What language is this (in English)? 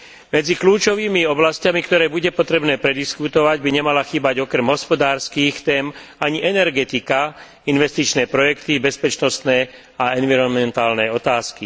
Slovak